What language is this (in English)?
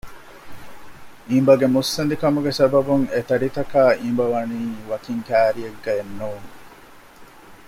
Divehi